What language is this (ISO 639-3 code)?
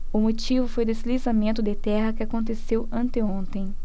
por